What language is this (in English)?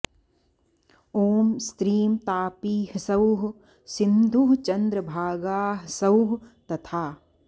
Sanskrit